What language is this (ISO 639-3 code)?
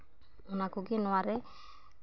sat